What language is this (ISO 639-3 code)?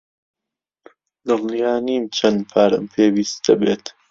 ckb